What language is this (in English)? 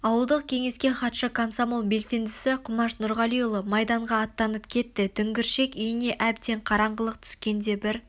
Kazakh